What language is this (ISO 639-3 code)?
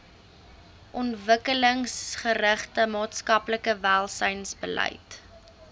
afr